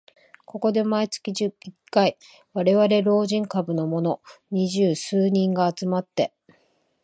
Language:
Japanese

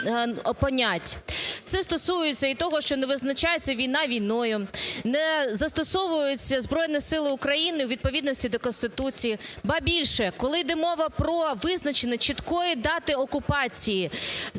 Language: Ukrainian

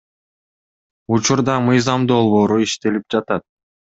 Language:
Kyrgyz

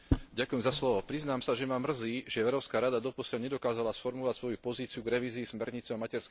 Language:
Slovak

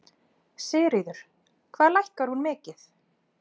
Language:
Icelandic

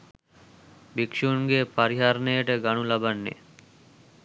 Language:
Sinhala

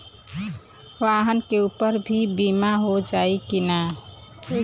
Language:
Bhojpuri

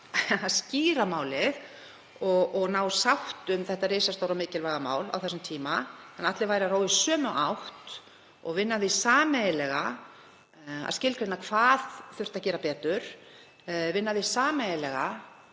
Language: Icelandic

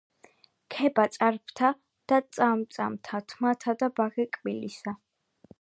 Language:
Georgian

